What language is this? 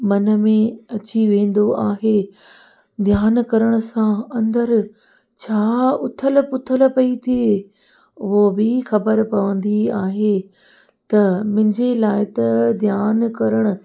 Sindhi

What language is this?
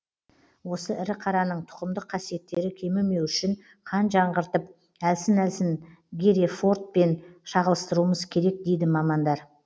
Kazakh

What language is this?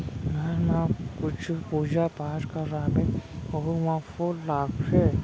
Chhattisgarhi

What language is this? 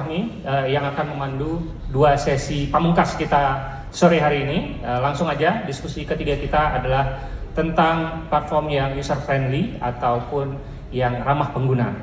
Indonesian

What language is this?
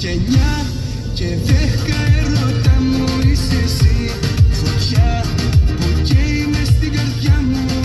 Greek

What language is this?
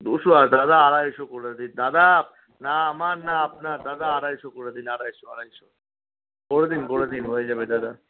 Bangla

